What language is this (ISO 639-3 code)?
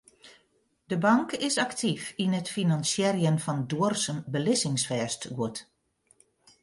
fry